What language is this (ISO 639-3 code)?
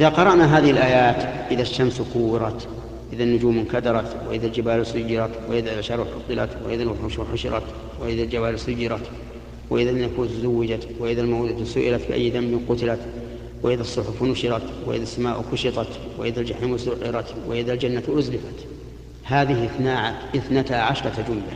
ara